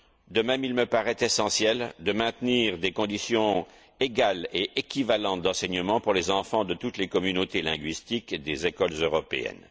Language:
French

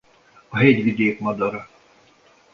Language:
Hungarian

